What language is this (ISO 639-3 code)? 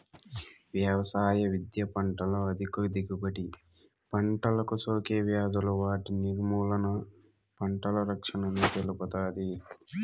tel